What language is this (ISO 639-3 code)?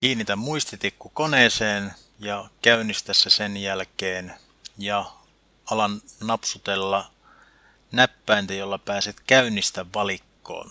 fin